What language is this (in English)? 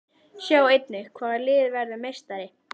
Icelandic